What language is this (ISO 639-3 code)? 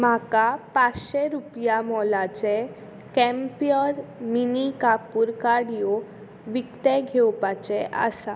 kok